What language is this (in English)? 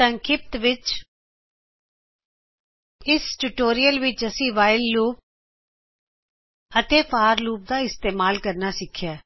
Punjabi